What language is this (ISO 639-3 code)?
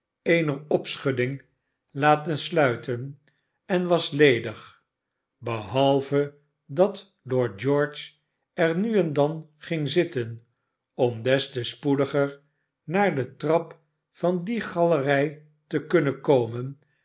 nld